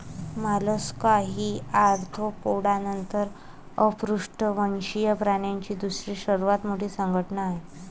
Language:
Marathi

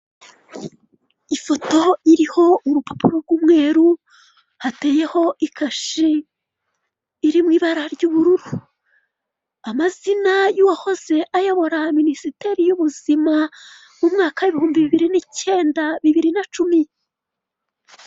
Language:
Kinyarwanda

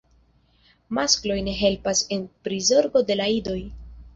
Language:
Esperanto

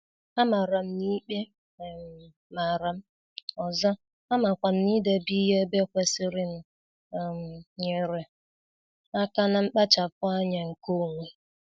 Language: Igbo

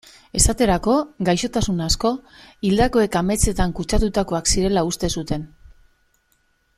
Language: Basque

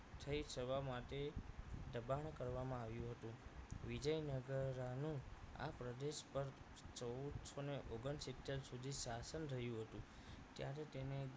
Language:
Gujarati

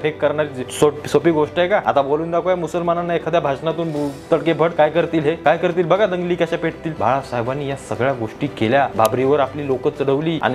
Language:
Marathi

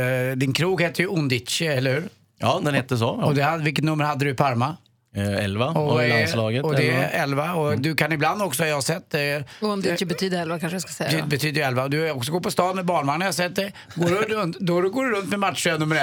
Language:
Swedish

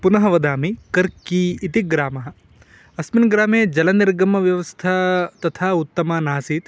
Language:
Sanskrit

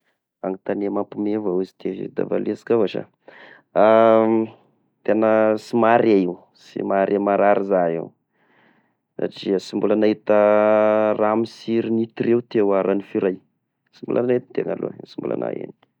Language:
Tesaka Malagasy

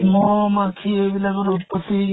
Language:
Assamese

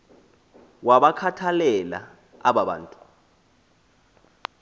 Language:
Xhosa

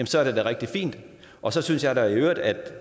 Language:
Danish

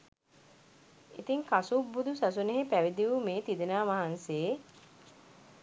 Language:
Sinhala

